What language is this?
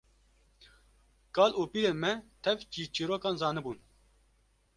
Kurdish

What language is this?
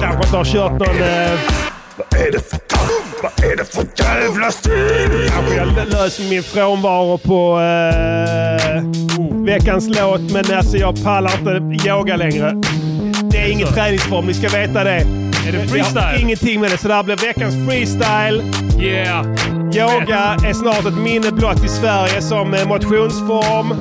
Swedish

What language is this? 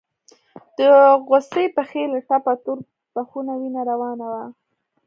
Pashto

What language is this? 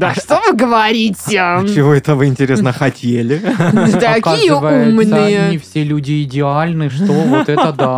Russian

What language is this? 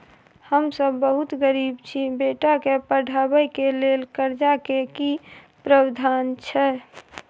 Maithili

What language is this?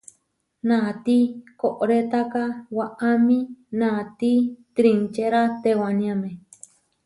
Huarijio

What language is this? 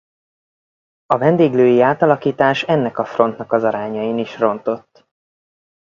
Hungarian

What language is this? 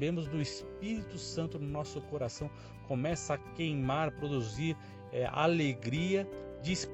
Portuguese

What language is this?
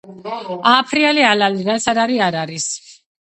Georgian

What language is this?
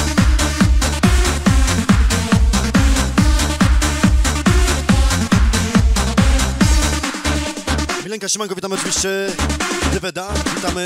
Polish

